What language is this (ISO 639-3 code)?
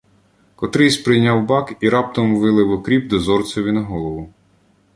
ukr